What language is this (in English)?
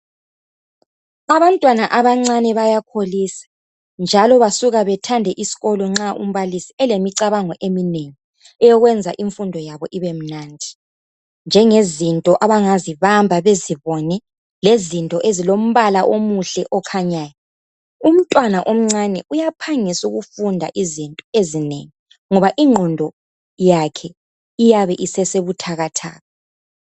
North Ndebele